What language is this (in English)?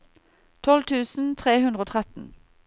Norwegian